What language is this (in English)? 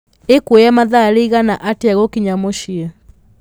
Kikuyu